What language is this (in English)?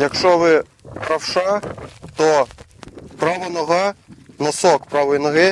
Ukrainian